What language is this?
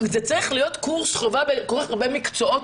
Hebrew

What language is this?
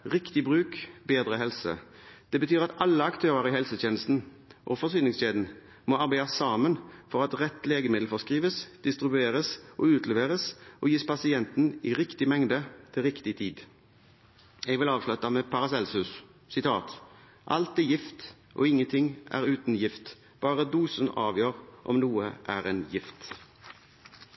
Norwegian Bokmål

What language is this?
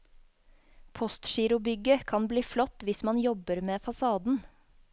Norwegian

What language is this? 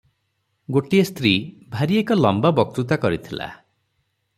Odia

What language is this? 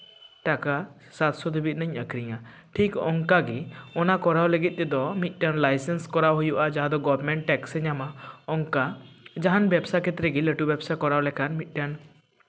Santali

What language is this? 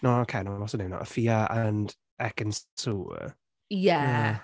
Welsh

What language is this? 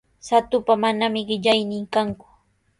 Sihuas Ancash Quechua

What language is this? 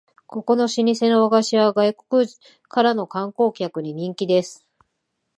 Japanese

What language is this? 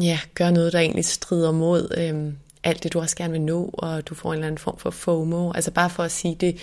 Danish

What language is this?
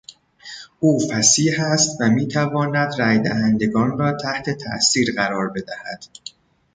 Persian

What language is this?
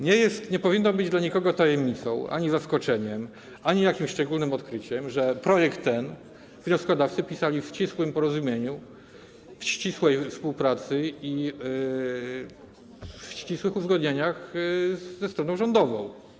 Polish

